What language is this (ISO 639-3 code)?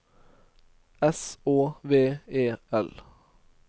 nor